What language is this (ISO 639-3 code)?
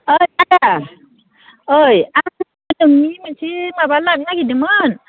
brx